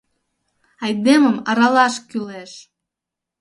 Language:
Mari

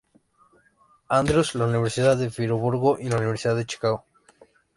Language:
Spanish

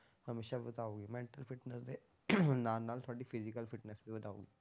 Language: Punjabi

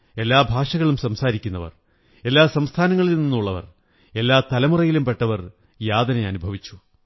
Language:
Malayalam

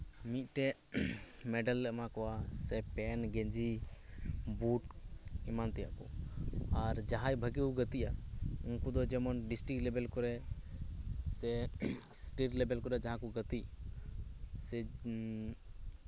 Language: Santali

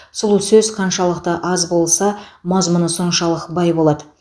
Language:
Kazakh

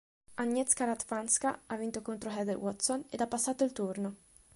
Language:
Italian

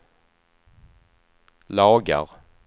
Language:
Swedish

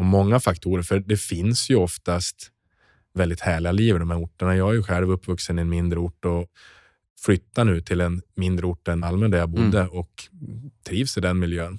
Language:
Swedish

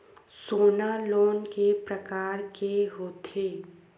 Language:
Chhattisgarhi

